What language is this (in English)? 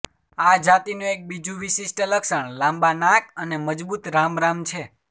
Gujarati